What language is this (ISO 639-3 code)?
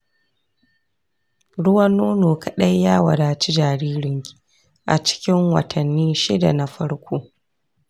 hau